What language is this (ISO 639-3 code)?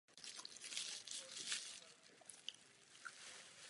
ces